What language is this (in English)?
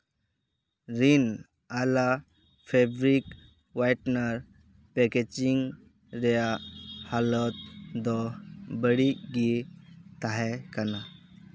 Santali